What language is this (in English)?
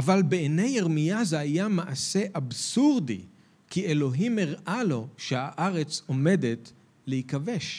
Hebrew